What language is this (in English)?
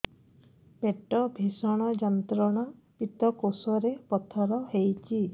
Odia